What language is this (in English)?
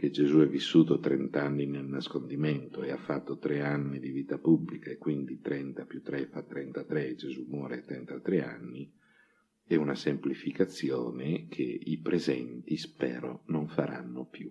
Italian